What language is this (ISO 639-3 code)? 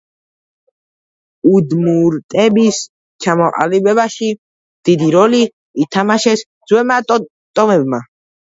kat